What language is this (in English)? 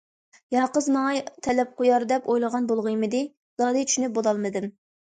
Uyghur